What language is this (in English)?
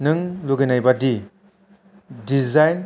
Bodo